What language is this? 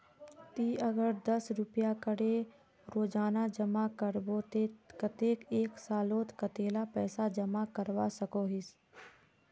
Magahi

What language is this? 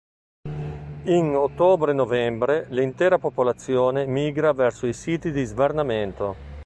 Italian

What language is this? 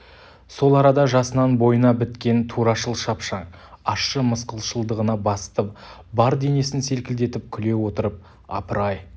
Kazakh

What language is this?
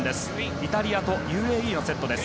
Japanese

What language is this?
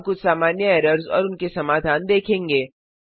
Hindi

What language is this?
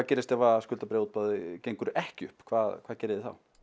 Icelandic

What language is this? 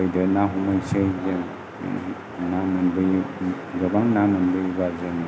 Bodo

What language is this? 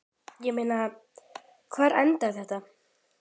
Icelandic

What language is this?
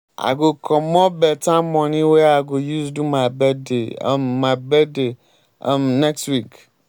Nigerian Pidgin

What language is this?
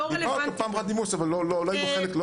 Hebrew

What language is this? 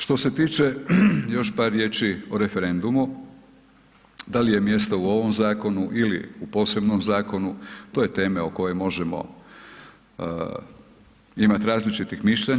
Croatian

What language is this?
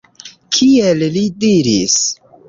Esperanto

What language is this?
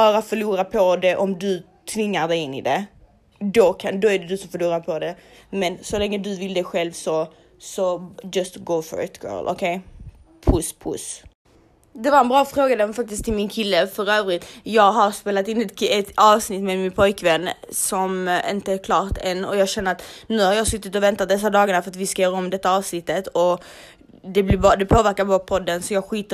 Swedish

